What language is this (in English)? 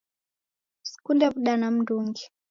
Taita